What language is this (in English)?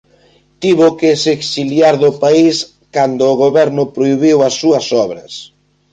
Galician